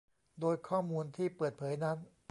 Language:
Thai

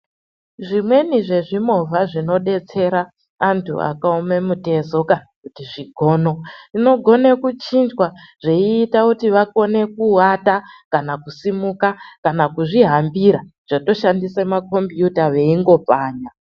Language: Ndau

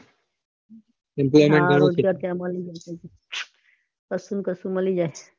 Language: Gujarati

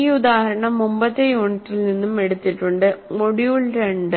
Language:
Malayalam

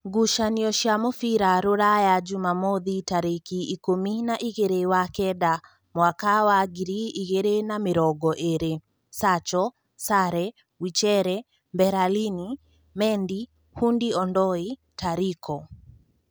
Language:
Kikuyu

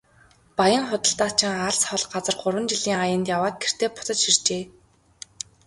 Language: Mongolian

